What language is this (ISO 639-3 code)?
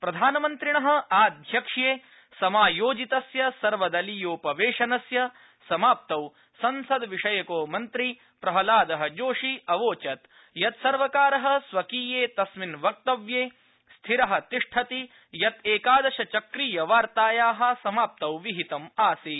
san